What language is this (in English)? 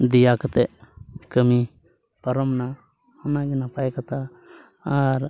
Santali